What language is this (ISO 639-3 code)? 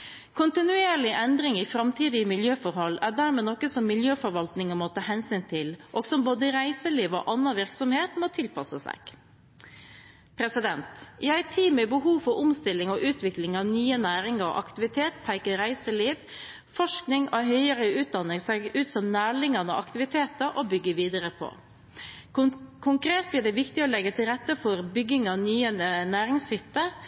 nob